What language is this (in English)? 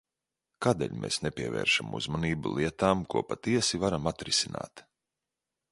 Latvian